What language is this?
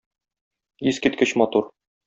Tatar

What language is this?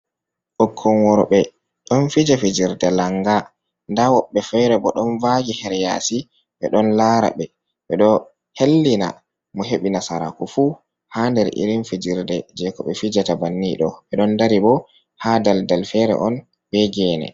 Fula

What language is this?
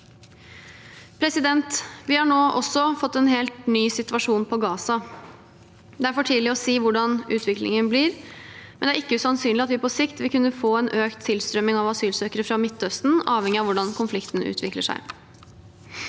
Norwegian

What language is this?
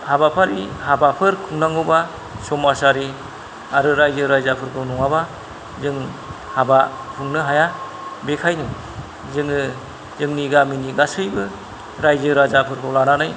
Bodo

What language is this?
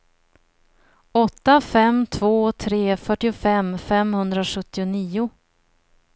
Swedish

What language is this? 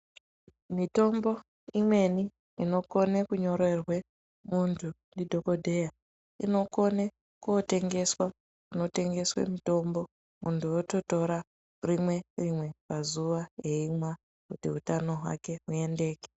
Ndau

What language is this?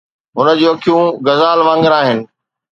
Sindhi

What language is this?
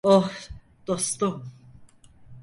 Turkish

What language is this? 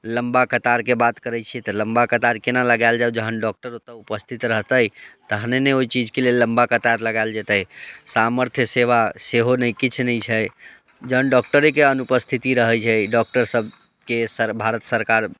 Maithili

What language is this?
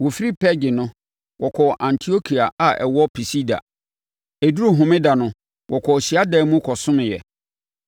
Akan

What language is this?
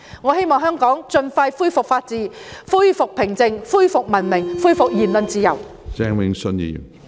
Cantonese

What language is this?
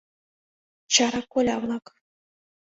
Mari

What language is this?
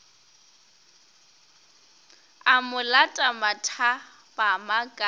Northern Sotho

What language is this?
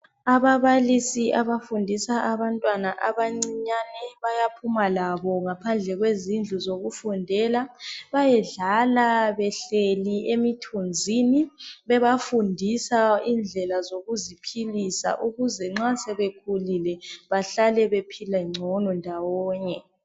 North Ndebele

